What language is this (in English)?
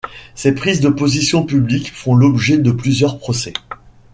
French